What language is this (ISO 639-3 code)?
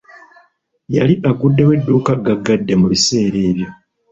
lug